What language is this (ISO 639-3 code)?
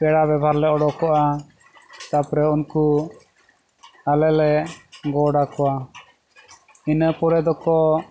sat